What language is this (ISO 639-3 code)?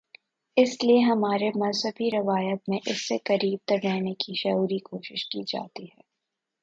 urd